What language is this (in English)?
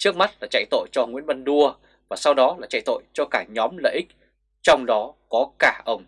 Vietnamese